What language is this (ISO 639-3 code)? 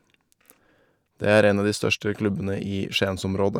nor